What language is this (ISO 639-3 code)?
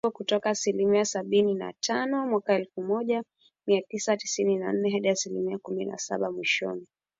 swa